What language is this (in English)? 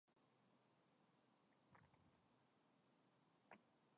Korean